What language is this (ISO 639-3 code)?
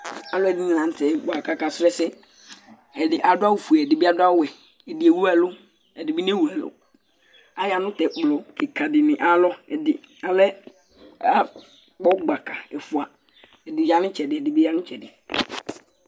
kpo